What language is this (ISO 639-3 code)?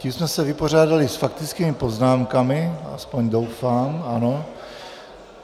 ces